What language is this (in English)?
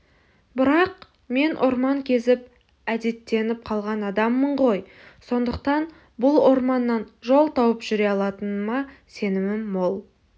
Kazakh